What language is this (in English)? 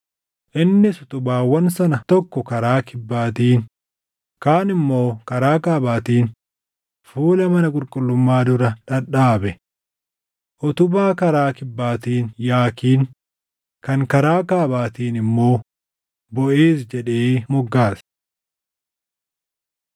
Oromo